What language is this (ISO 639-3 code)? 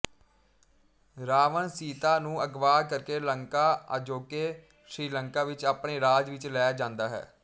pan